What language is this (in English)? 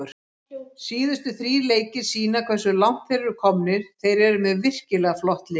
Icelandic